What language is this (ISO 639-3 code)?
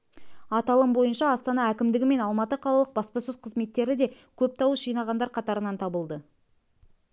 kaz